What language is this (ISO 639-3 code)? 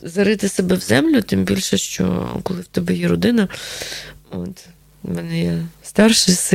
ukr